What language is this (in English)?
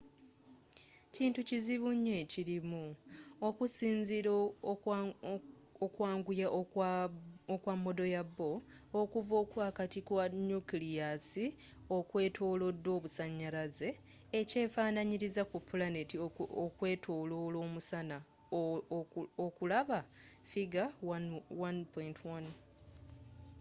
Ganda